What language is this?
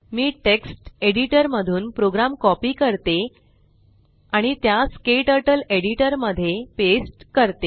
Marathi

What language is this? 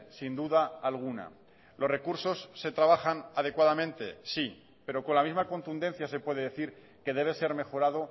Spanish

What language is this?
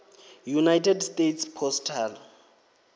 Venda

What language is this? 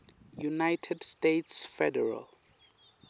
Swati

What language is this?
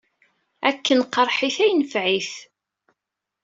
Kabyle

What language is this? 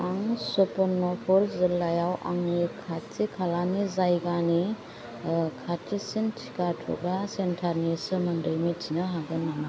Bodo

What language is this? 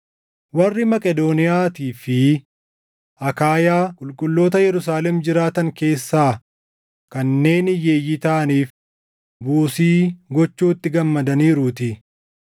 Oromo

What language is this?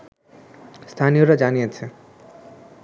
Bangla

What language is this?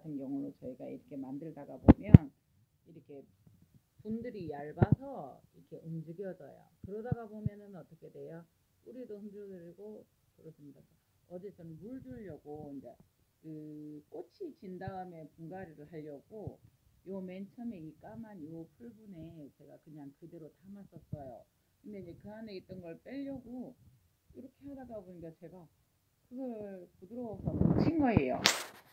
Korean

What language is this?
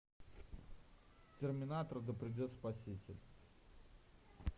Russian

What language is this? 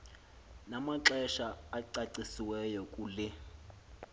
Xhosa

